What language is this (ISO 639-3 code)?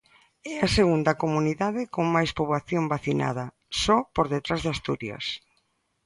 glg